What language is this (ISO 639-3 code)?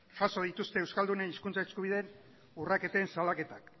eus